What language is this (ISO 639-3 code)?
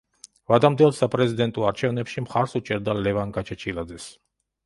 kat